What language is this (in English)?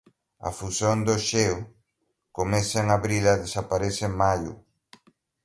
Galician